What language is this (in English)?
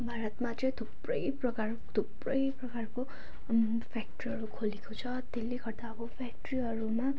Nepali